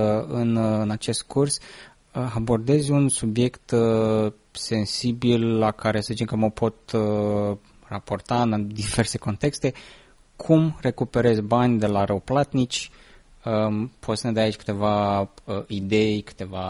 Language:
Romanian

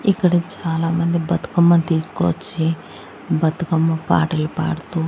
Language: Telugu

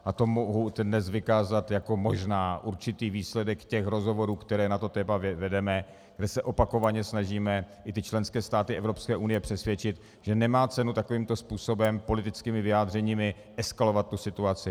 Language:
Czech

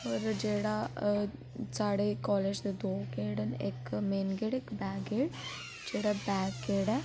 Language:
Dogri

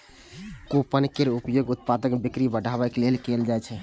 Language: Maithili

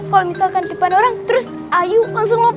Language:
Indonesian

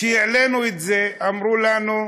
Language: Hebrew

